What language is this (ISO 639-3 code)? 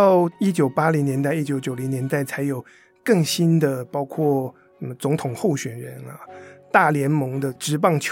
zho